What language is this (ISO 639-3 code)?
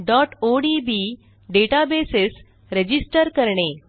mar